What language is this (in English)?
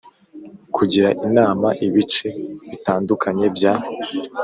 Kinyarwanda